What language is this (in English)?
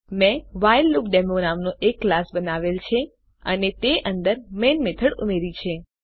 Gujarati